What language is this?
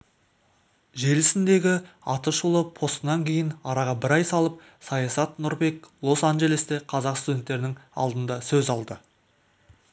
Kazakh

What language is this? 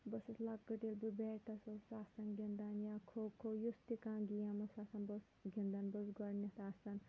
Kashmiri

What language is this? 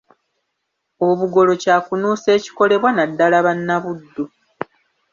Ganda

